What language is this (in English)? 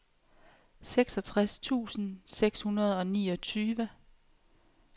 Danish